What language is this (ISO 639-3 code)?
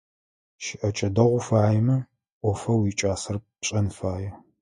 ady